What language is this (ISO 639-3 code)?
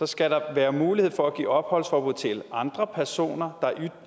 dan